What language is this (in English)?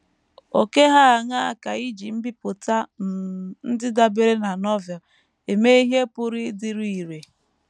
Igbo